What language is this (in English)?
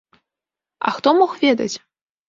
Belarusian